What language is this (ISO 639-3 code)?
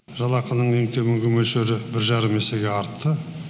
kaz